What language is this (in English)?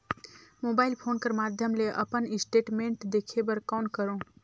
Chhattisgarhi